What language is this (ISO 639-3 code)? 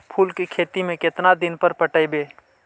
mag